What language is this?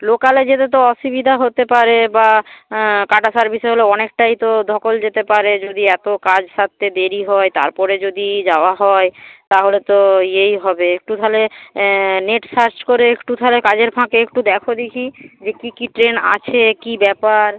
Bangla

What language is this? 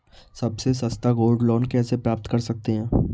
Hindi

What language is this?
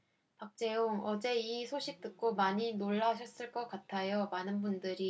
Korean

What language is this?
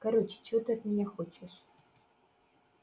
Russian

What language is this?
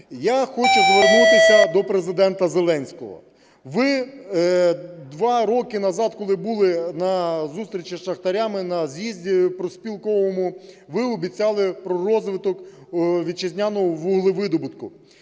Ukrainian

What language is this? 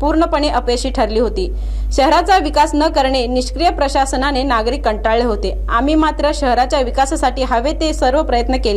Hindi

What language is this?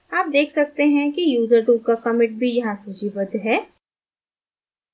Hindi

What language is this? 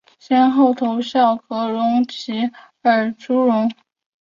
Chinese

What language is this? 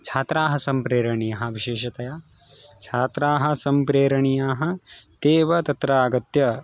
Sanskrit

